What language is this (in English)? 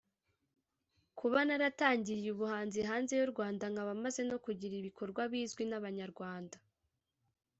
Kinyarwanda